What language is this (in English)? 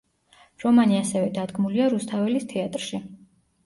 Georgian